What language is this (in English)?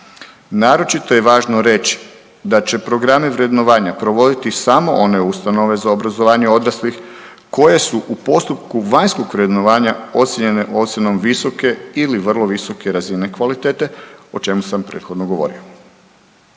Croatian